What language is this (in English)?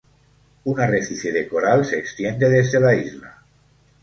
Spanish